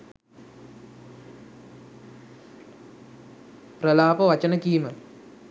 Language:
Sinhala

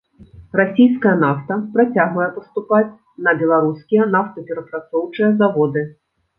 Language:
Belarusian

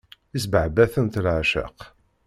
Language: Kabyle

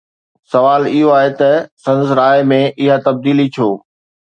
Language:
Sindhi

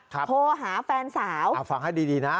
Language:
Thai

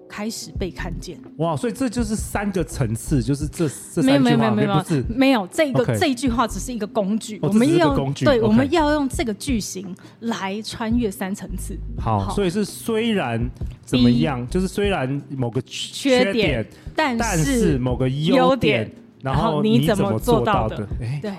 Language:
Chinese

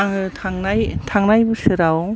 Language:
Bodo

